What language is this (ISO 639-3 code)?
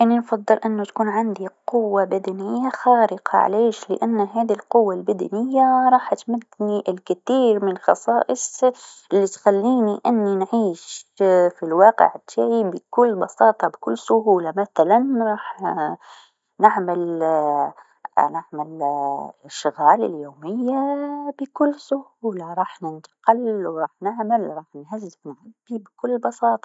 aeb